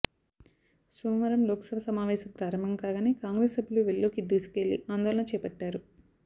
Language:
Telugu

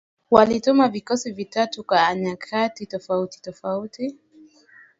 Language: Swahili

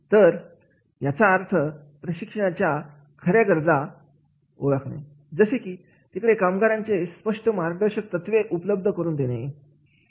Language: Marathi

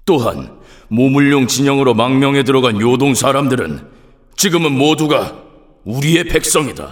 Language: Korean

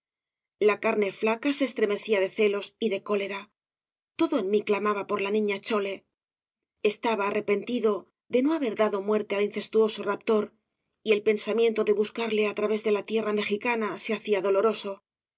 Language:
Spanish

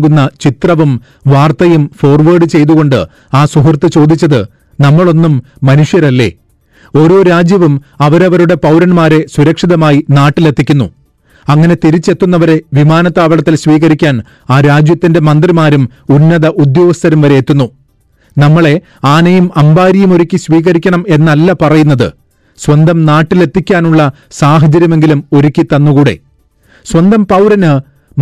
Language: Malayalam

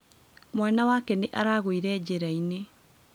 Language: Kikuyu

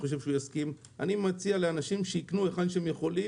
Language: Hebrew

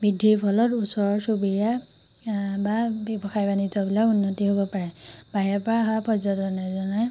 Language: Assamese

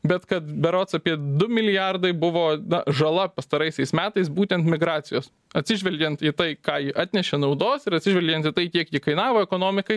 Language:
Lithuanian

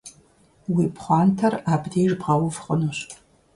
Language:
Kabardian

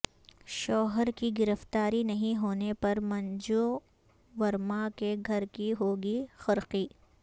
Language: Urdu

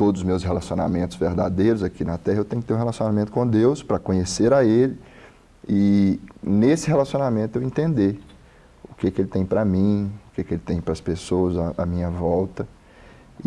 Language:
Portuguese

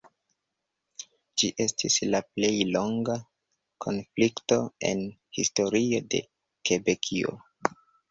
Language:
Esperanto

